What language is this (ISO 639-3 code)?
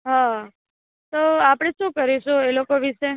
guj